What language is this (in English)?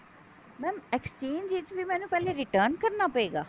Punjabi